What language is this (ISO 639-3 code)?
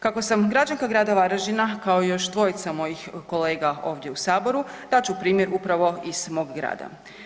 hrv